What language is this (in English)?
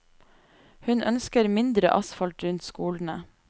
Norwegian